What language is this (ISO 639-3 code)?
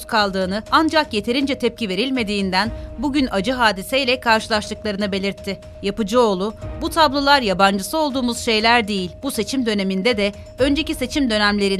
tur